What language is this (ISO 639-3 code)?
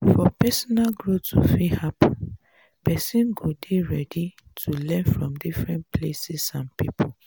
pcm